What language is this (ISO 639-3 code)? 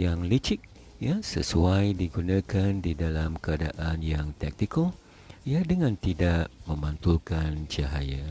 msa